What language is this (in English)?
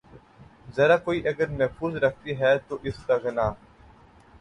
Urdu